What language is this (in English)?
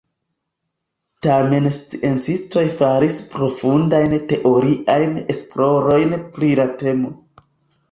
Esperanto